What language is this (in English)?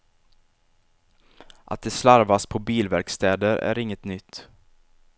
Swedish